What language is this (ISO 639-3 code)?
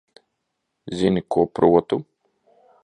lav